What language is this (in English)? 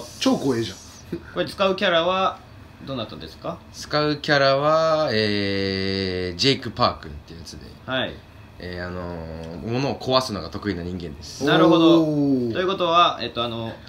Japanese